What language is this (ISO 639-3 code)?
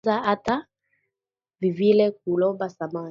swa